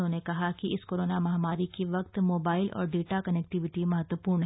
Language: Hindi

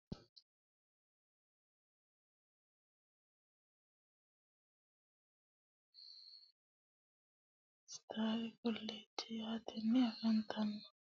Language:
Sidamo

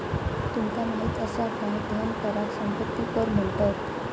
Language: Marathi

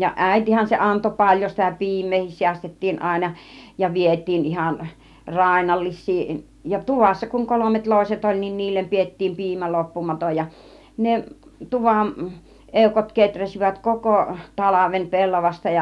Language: Finnish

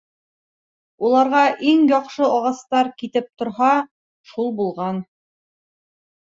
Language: Bashkir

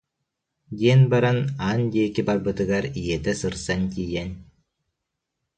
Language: Yakut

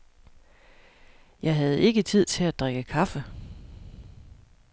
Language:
Danish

